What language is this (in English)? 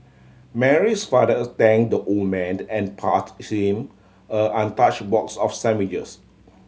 English